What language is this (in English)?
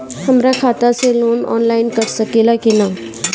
Bhojpuri